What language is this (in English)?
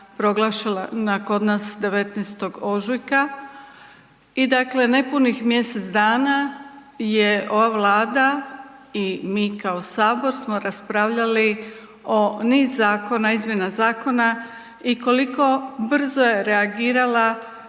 Croatian